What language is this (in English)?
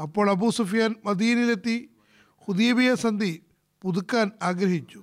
Malayalam